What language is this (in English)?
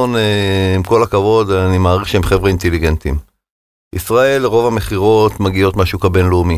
Hebrew